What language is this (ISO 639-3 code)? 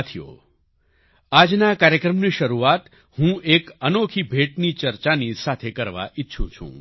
guj